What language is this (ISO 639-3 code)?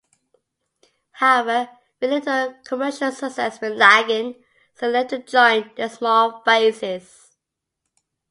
eng